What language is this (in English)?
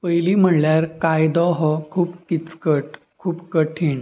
Konkani